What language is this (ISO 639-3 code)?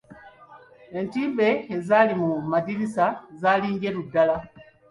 lug